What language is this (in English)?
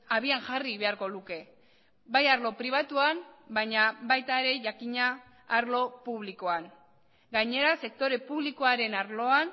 Basque